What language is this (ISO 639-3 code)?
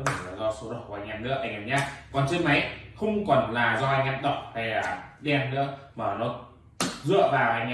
vie